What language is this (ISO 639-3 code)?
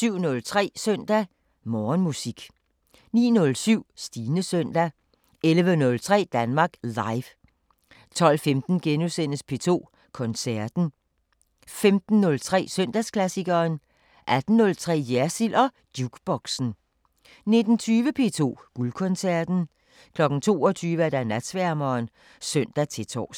dan